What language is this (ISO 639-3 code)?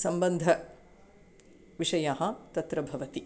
san